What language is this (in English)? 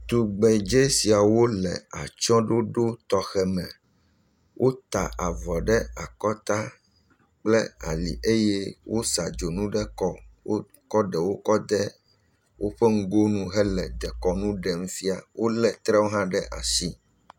Ewe